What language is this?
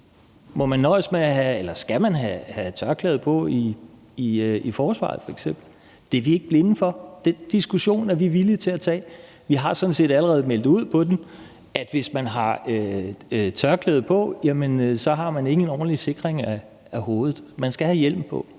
Danish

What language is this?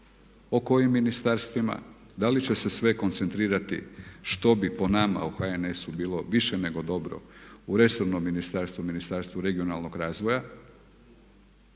Croatian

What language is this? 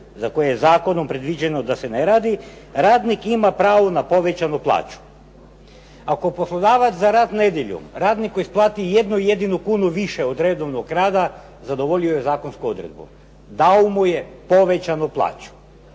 Croatian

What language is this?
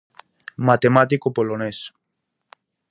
Galician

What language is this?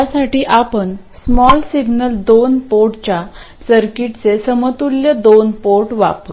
Marathi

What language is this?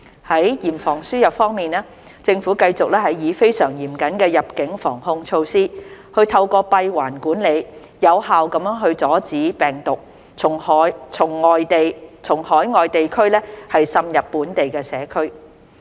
Cantonese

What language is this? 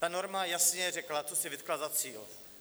Czech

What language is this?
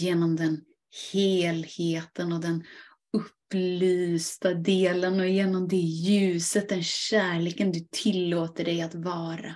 Swedish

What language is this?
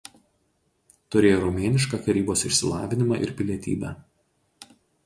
Lithuanian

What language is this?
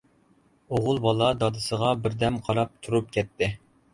Uyghur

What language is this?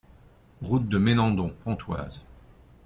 French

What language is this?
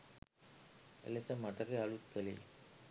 Sinhala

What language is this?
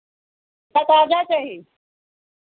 Hindi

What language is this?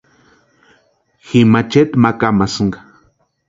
Western Highland Purepecha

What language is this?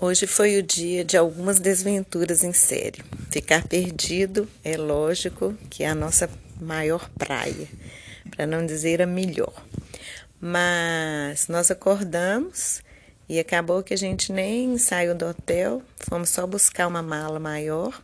Portuguese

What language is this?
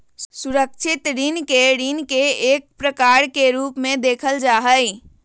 Magahi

